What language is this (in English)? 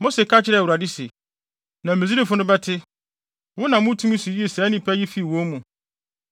Akan